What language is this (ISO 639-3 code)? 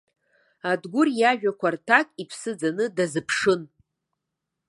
abk